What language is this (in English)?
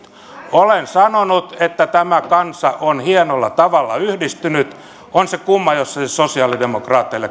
Finnish